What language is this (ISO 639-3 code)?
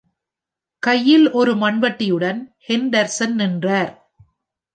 tam